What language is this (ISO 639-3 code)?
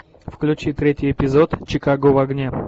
rus